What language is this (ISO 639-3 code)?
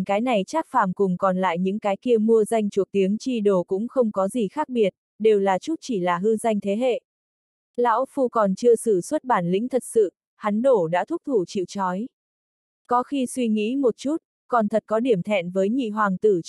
vie